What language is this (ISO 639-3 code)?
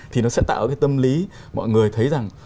vie